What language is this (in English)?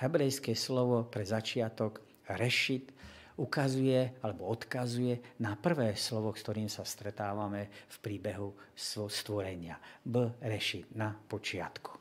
Slovak